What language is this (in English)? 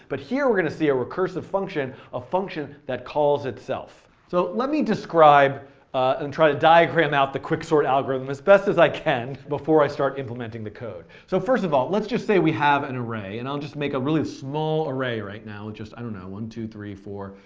English